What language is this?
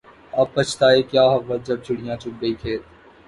Urdu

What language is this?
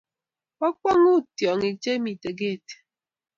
Kalenjin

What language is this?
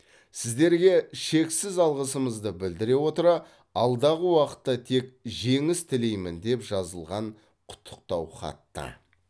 Kazakh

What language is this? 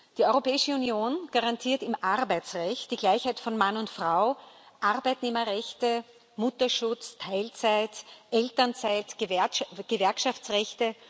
German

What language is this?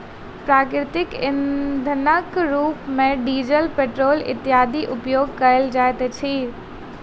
Maithili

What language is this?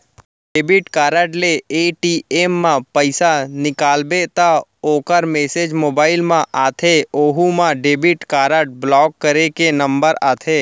Chhattisgarhi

